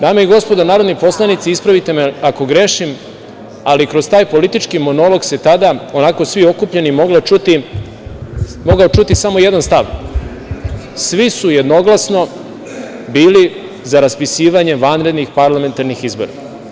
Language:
Serbian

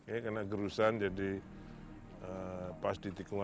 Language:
Indonesian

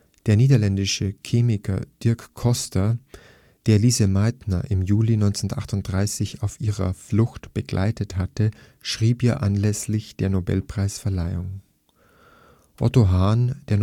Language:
German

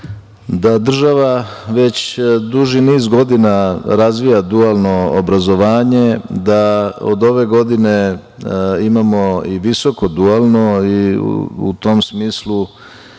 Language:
Serbian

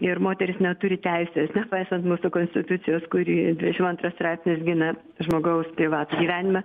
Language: Lithuanian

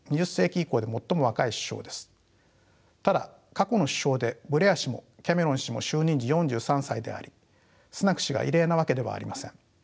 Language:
Japanese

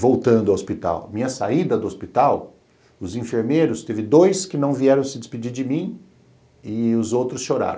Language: Portuguese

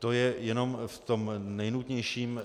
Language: Czech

